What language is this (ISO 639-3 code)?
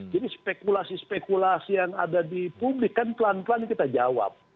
ind